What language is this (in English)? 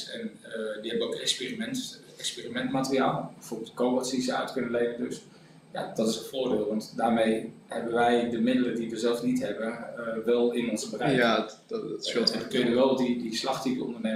Dutch